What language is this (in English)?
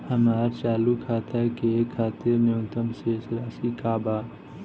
Bhojpuri